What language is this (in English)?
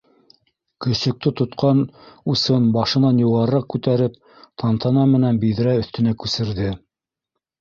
Bashkir